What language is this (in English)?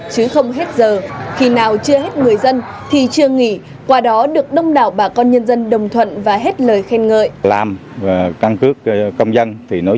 Vietnamese